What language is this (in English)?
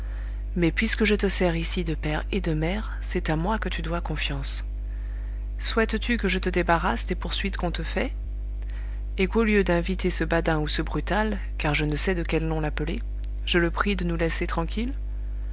French